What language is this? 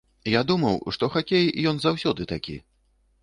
Belarusian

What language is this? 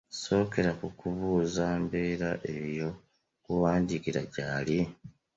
Ganda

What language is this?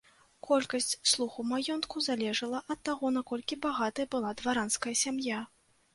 Belarusian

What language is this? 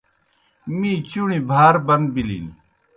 Kohistani Shina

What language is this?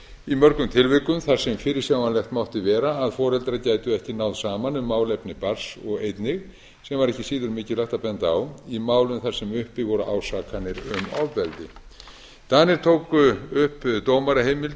Icelandic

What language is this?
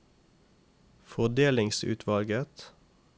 Norwegian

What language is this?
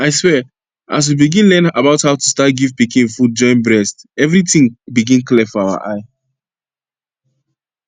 Nigerian Pidgin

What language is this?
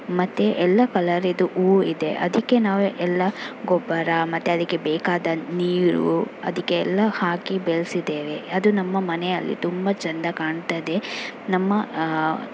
Kannada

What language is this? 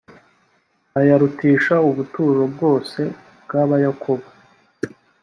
Kinyarwanda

